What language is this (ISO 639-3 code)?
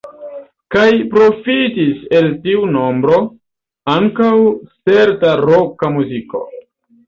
epo